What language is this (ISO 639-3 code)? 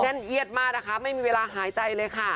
tha